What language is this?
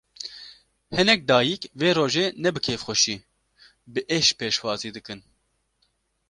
Kurdish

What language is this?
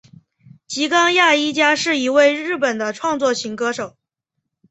Chinese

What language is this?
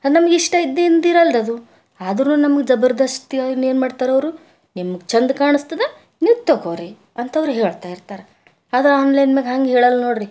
Kannada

